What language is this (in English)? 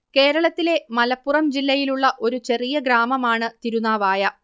Malayalam